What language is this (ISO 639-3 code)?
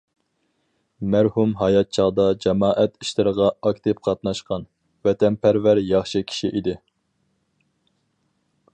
uig